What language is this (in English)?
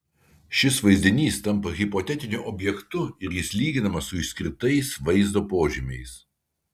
Lithuanian